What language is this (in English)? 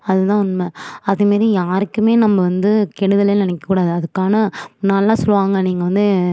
Tamil